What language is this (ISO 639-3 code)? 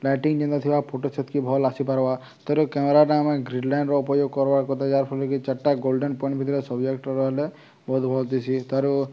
ori